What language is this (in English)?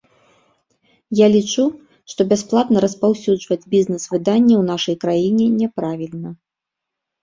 Belarusian